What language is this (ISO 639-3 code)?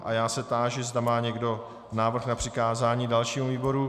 ces